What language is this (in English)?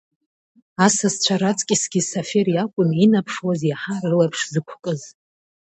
Abkhazian